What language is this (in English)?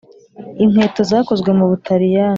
Kinyarwanda